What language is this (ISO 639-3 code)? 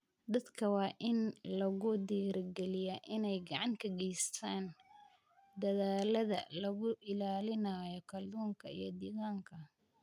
som